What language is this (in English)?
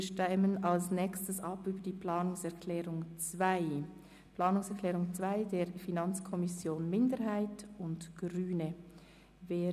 Swiss German